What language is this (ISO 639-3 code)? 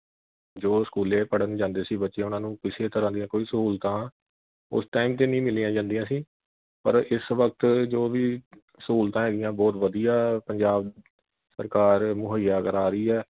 pan